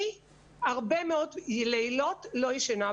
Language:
Hebrew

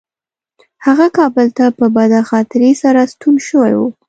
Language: Pashto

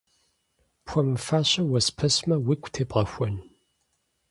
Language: Kabardian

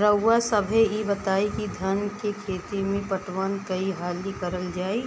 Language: Bhojpuri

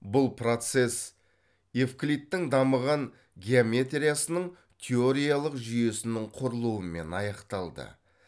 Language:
Kazakh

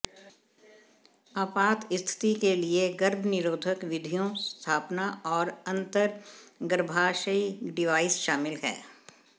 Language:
Hindi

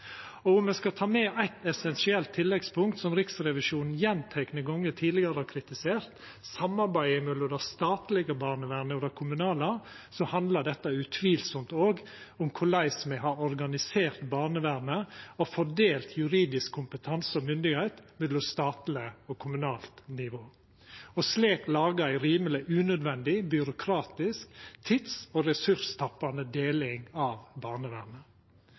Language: Norwegian Nynorsk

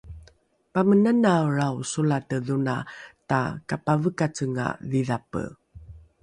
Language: Rukai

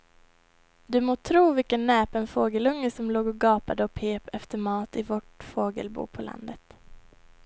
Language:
Swedish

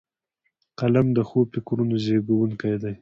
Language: Pashto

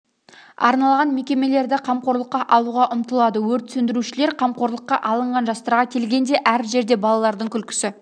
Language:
Kazakh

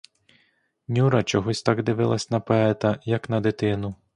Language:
Ukrainian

